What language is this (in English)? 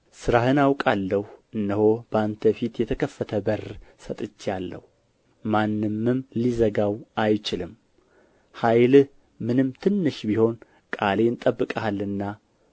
Amharic